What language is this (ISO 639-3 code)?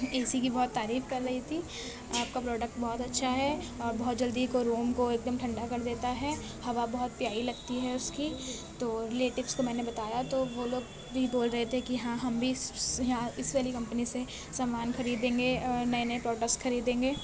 urd